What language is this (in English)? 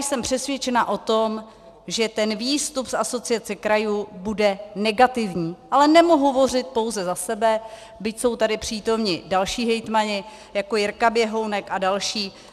Czech